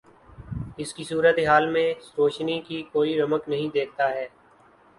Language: Urdu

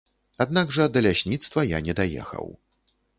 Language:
Belarusian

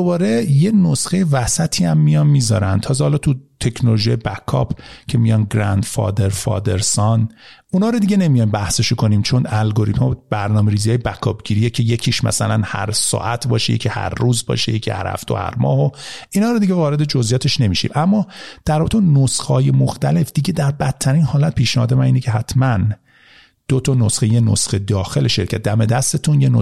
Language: Persian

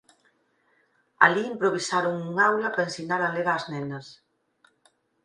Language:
Galician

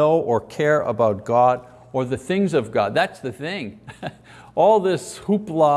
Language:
English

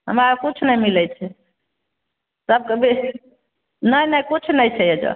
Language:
Maithili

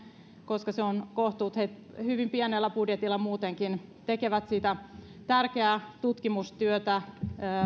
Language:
Finnish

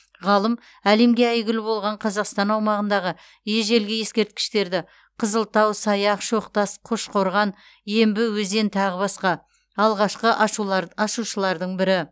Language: Kazakh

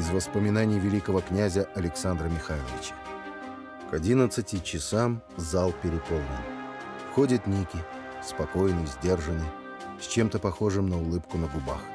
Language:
Russian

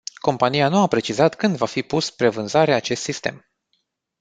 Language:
Romanian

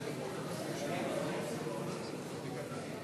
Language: Hebrew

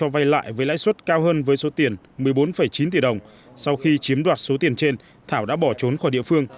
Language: Vietnamese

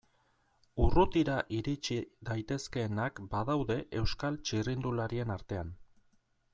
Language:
Basque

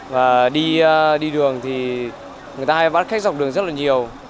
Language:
Vietnamese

